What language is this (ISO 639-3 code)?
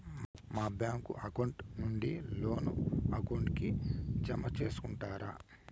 tel